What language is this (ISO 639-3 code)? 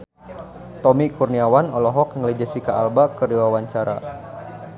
sun